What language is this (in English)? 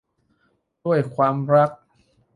Thai